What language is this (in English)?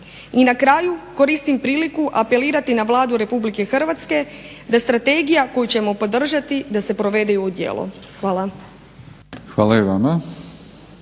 Croatian